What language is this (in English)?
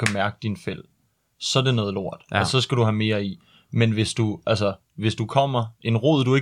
Danish